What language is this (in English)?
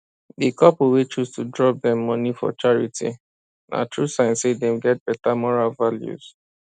Nigerian Pidgin